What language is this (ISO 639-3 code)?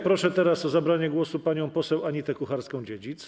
pol